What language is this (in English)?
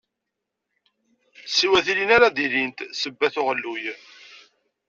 Kabyle